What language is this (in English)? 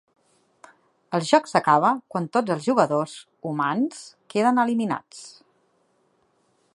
Catalan